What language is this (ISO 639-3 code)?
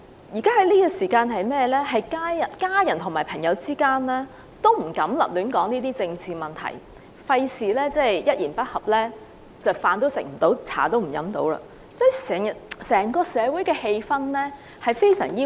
yue